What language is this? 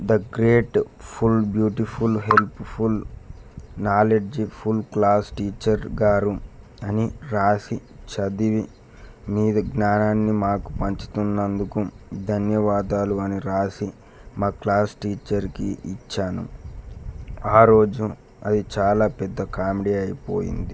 Telugu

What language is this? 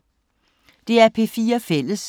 Danish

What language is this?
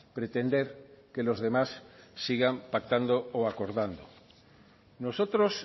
Spanish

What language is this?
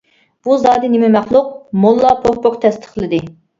Uyghur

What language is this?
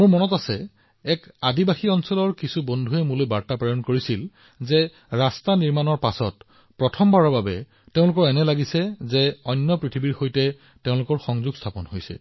Assamese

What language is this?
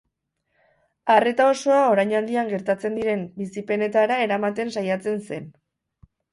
Basque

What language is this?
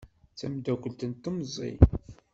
Kabyle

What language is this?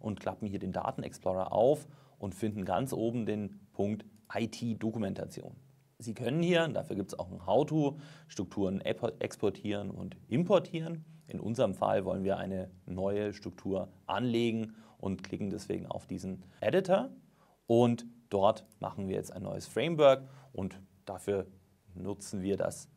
German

